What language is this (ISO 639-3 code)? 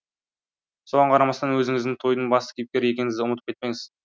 kaz